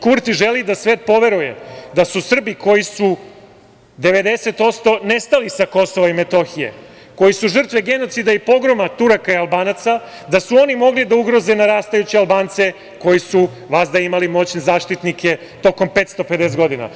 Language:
Serbian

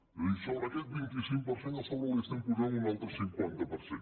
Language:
Catalan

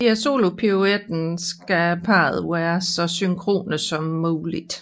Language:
Danish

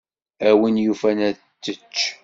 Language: Kabyle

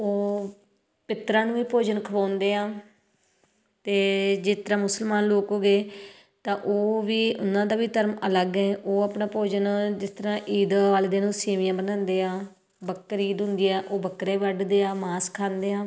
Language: Punjabi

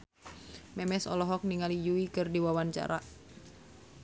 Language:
Sundanese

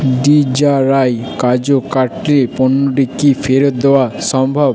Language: Bangla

